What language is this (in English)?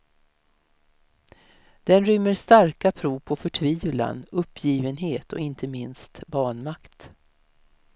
Swedish